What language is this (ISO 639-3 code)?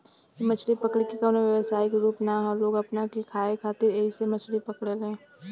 bho